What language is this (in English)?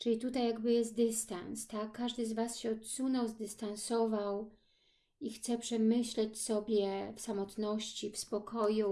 Polish